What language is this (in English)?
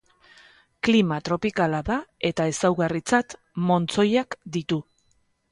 Basque